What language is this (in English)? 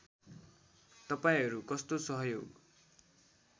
Nepali